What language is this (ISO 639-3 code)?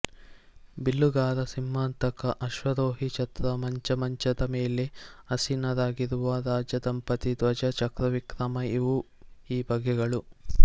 kan